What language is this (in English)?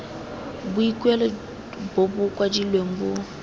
Tswana